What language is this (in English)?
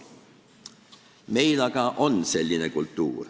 Estonian